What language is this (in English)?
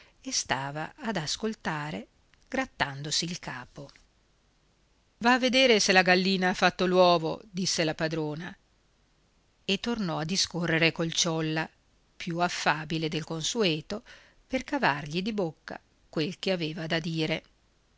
Italian